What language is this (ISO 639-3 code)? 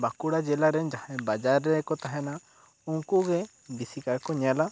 sat